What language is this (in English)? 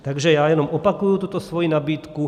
Czech